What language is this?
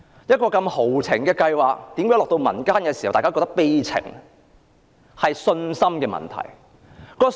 Cantonese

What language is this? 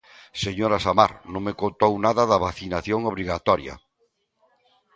Galician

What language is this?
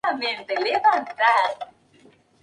Spanish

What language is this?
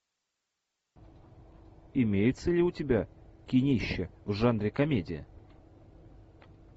Russian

